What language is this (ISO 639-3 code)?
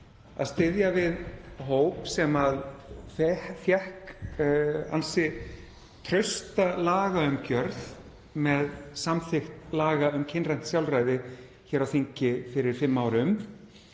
isl